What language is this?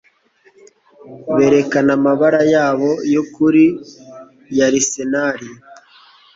Kinyarwanda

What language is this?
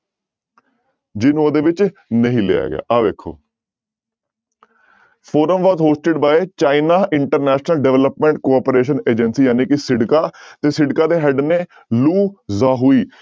Punjabi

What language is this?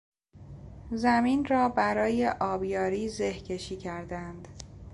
Persian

